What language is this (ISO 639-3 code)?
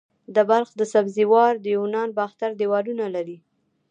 pus